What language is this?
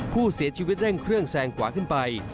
Thai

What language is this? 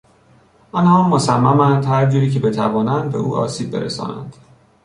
Persian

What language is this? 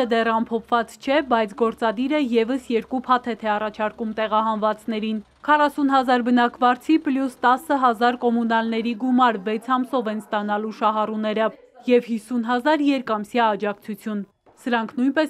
Romanian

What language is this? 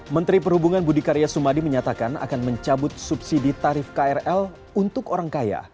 Indonesian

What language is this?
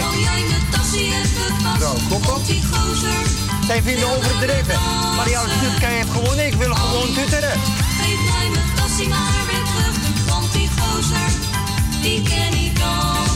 Dutch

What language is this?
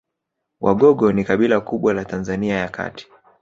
Swahili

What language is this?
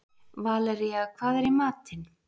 Icelandic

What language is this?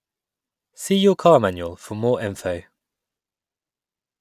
English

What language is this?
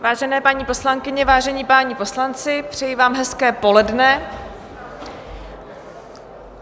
Czech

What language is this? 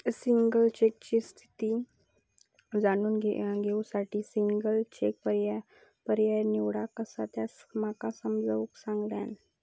Marathi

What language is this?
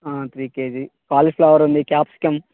Telugu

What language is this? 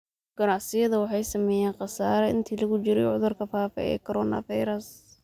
Somali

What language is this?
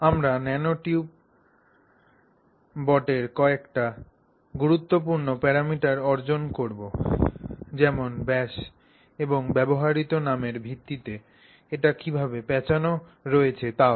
Bangla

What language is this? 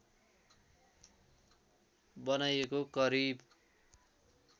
Nepali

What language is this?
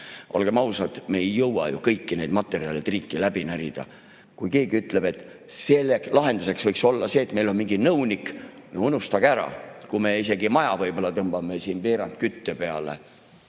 Estonian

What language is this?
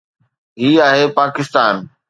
Sindhi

